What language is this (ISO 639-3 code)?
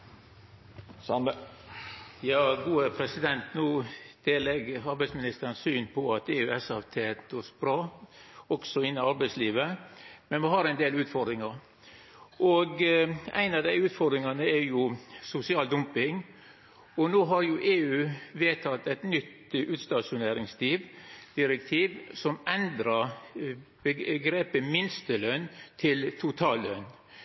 nno